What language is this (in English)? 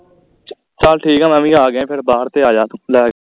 Punjabi